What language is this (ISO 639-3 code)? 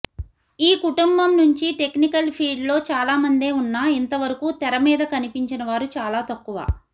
tel